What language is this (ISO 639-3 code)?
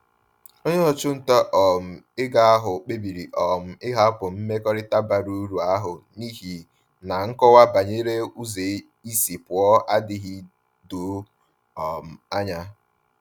ibo